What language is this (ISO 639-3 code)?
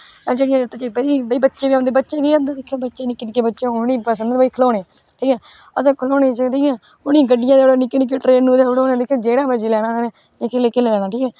doi